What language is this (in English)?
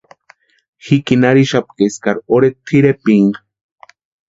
Western Highland Purepecha